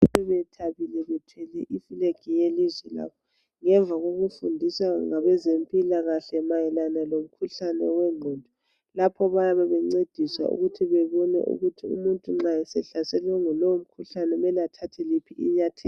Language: North Ndebele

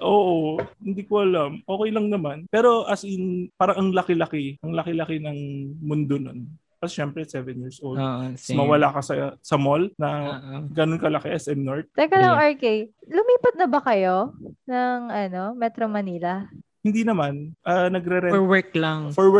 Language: Filipino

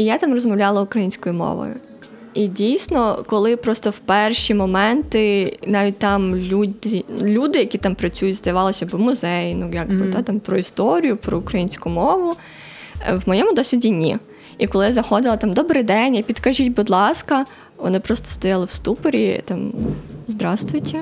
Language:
Ukrainian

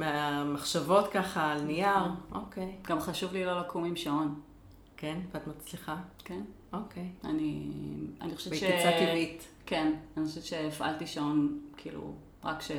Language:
Hebrew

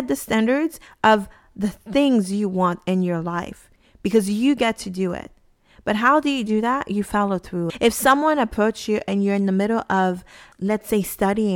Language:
English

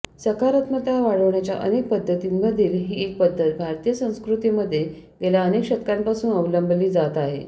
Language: Marathi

